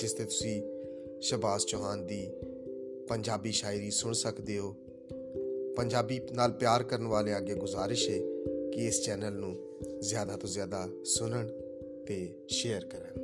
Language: Punjabi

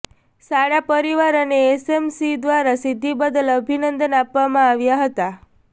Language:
Gujarati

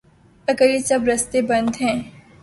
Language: Urdu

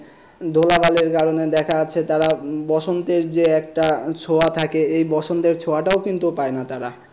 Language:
Bangla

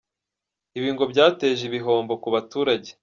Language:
Kinyarwanda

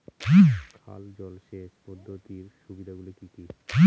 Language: Bangla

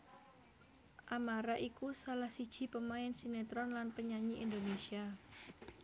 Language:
Javanese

